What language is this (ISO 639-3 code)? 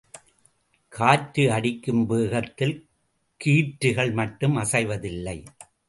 tam